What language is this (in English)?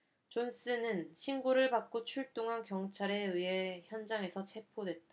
Korean